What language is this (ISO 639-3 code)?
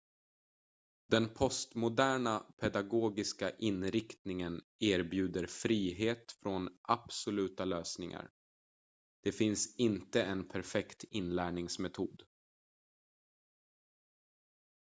swe